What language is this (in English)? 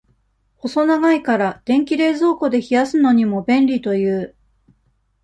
Japanese